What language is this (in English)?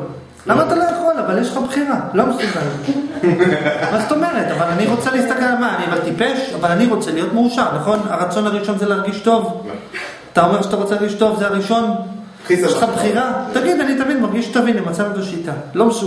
Hebrew